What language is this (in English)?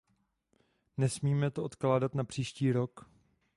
Czech